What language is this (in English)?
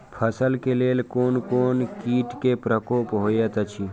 Maithili